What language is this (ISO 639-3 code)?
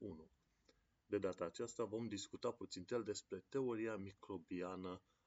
ron